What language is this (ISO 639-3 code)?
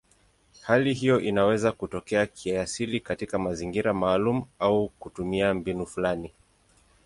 swa